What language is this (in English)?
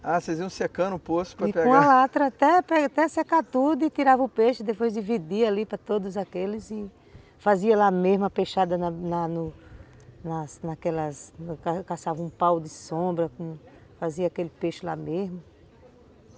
Portuguese